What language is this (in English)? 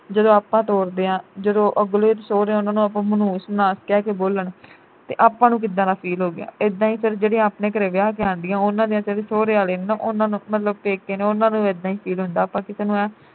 Punjabi